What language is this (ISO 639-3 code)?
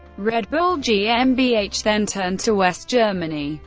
eng